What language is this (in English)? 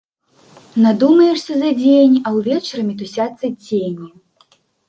Belarusian